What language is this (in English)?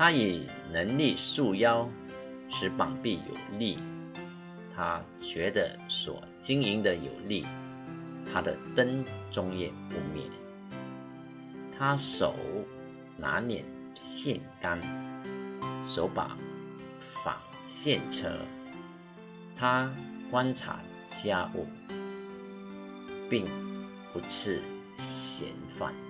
Chinese